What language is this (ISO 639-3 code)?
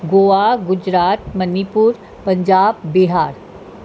snd